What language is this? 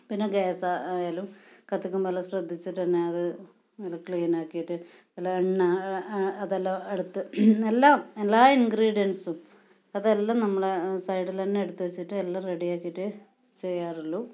Malayalam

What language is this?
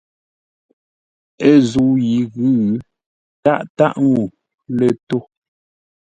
Ngombale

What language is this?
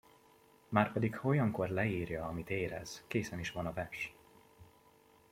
Hungarian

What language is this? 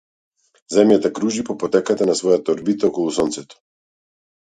Macedonian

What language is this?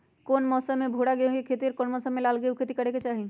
Magahi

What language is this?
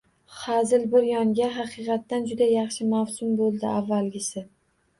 Uzbek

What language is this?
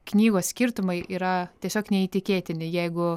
Lithuanian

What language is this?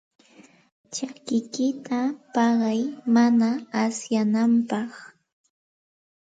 Santa Ana de Tusi Pasco Quechua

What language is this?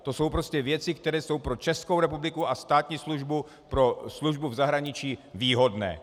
Czech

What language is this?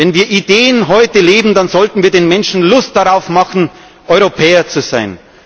German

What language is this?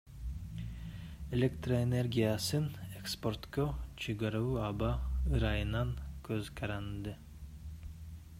Kyrgyz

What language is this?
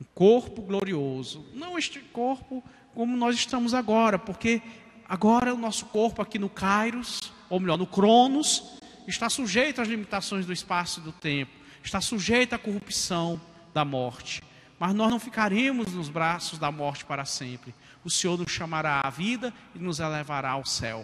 Portuguese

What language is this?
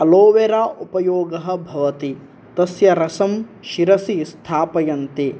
Sanskrit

